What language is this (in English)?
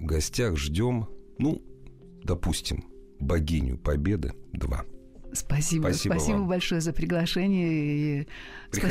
Russian